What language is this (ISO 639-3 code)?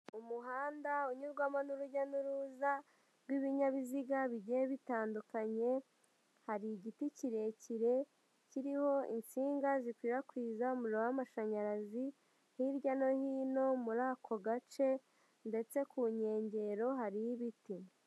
kin